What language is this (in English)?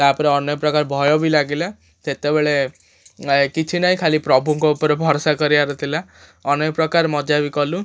Odia